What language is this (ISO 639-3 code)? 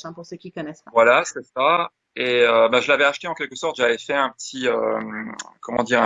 fra